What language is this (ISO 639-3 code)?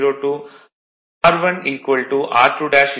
tam